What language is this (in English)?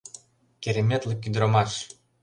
Mari